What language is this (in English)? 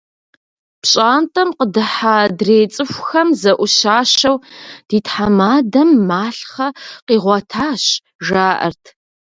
Kabardian